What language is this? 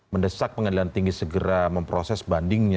Indonesian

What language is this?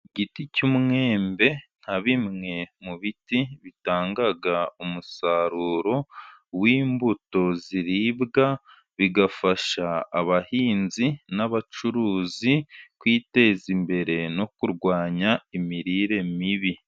Kinyarwanda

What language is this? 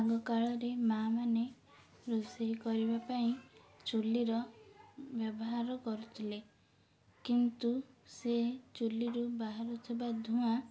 Odia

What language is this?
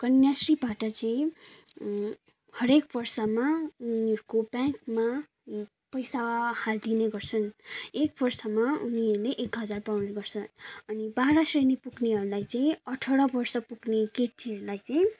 Nepali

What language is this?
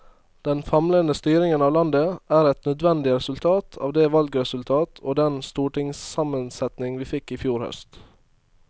Norwegian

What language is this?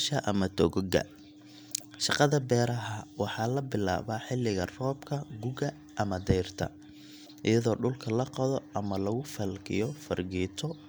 Somali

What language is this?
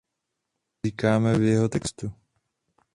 Czech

